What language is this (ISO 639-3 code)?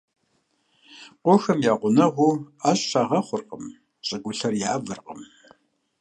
kbd